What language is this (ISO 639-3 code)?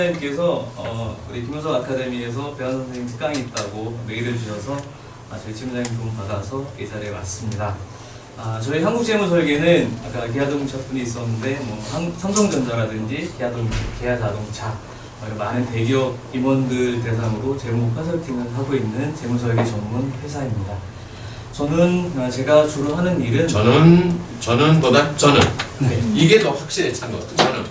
kor